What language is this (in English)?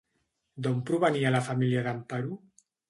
Catalan